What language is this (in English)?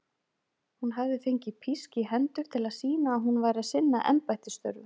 Icelandic